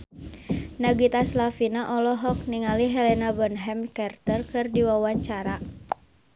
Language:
Sundanese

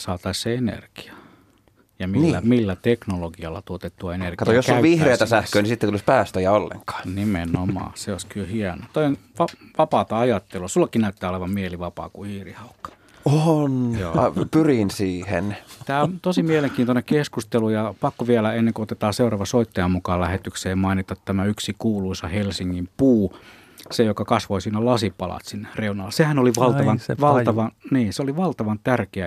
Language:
Finnish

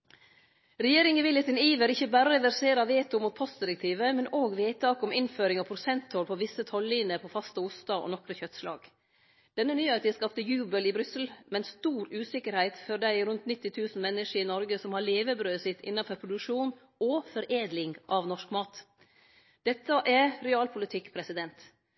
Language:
Norwegian Nynorsk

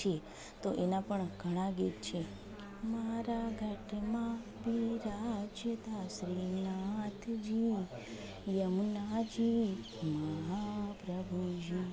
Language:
Gujarati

